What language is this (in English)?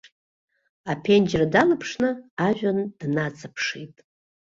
Abkhazian